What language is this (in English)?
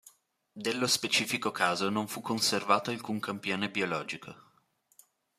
Italian